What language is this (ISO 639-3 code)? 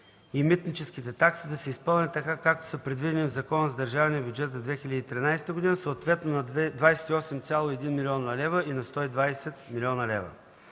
bul